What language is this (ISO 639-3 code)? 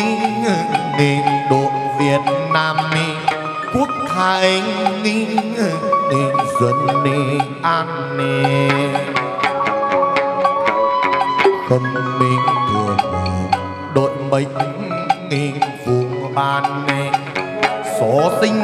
vie